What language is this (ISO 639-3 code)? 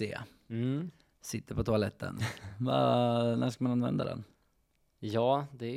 swe